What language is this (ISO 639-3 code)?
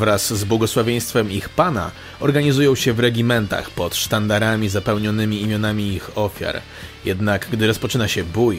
pol